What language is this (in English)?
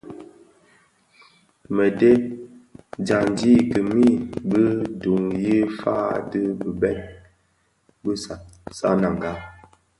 Bafia